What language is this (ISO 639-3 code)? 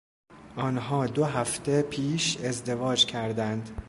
fas